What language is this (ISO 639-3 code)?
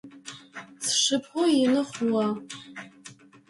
ady